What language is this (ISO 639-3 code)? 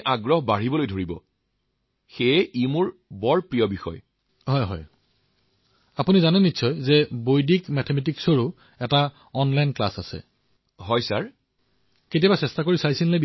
asm